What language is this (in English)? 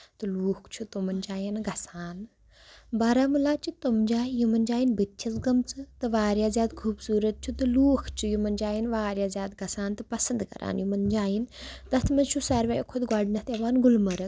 Kashmiri